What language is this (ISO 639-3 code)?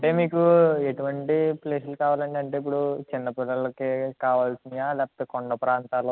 tel